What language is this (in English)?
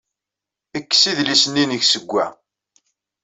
Kabyle